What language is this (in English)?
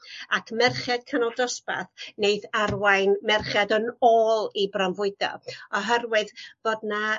Welsh